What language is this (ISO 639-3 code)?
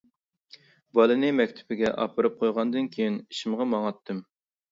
uig